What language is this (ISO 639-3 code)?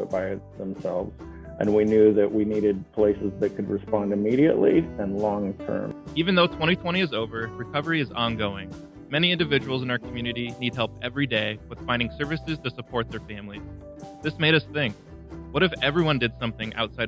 eng